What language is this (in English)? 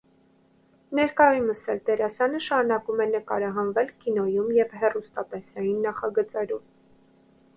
Armenian